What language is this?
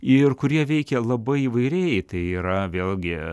Lithuanian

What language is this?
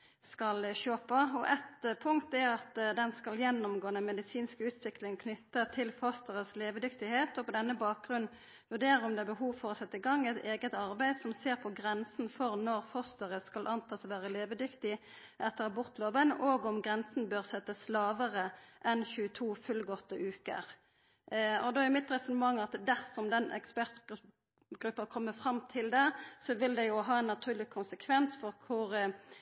Norwegian Nynorsk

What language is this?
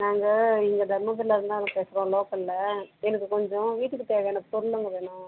Tamil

